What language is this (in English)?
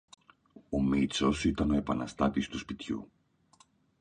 Greek